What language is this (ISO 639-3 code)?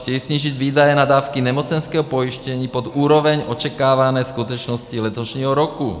ces